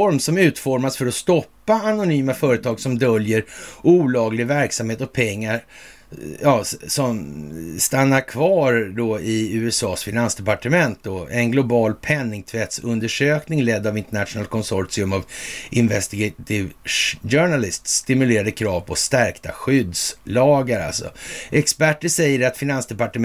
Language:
Swedish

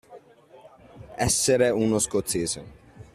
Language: Italian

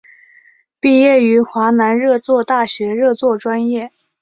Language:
Chinese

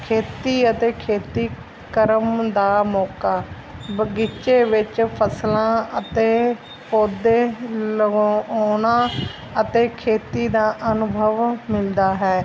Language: Punjabi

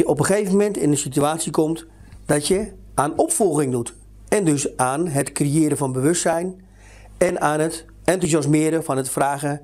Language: Dutch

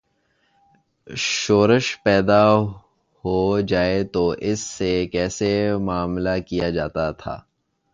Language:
Urdu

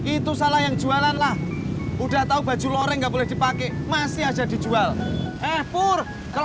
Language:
Indonesian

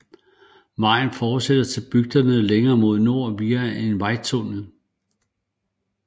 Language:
Danish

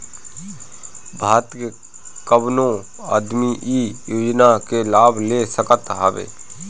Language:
Bhojpuri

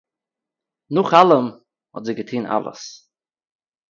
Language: Yiddish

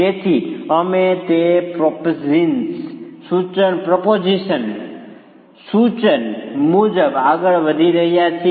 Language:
Gujarati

